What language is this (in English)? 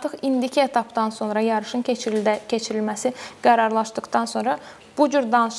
Turkish